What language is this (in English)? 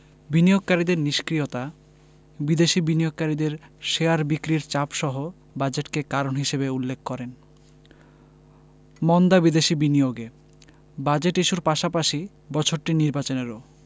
Bangla